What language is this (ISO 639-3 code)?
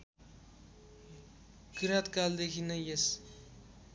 nep